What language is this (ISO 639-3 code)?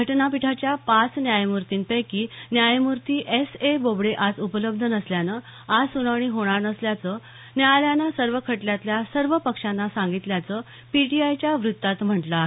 mar